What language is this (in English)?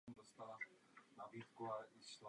Czech